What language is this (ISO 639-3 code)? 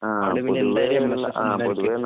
mal